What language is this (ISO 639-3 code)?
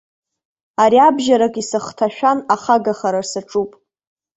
abk